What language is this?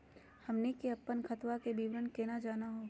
Magahi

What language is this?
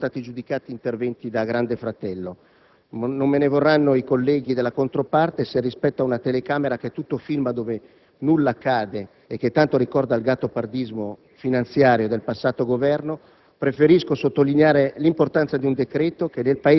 Italian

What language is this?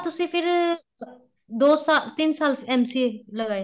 Punjabi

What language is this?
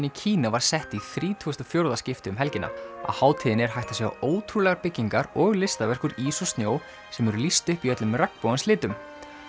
Icelandic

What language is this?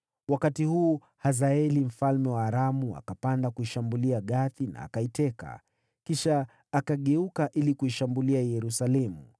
Swahili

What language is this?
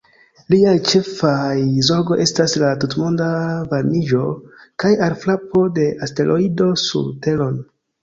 Esperanto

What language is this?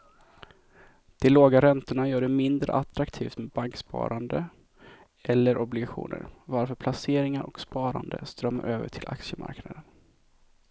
Swedish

